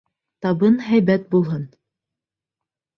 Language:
Bashkir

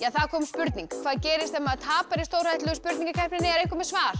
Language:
Icelandic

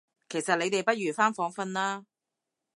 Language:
Cantonese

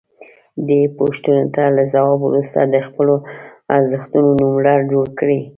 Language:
Pashto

